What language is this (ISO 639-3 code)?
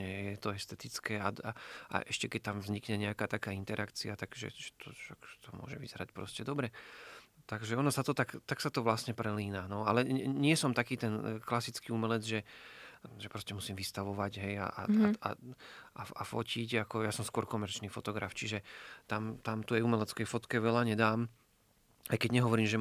slk